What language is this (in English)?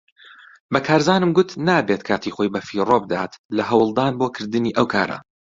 Central Kurdish